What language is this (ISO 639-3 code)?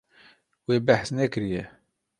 kur